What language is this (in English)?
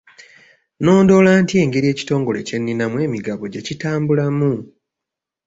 Ganda